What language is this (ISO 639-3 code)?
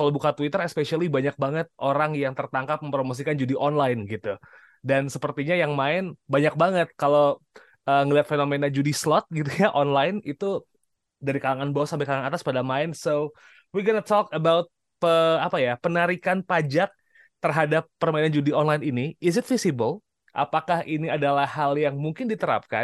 ind